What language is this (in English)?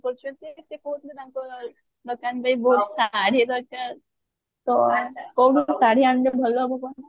Odia